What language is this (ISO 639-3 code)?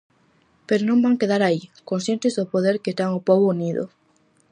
glg